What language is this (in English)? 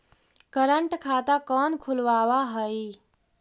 Magahi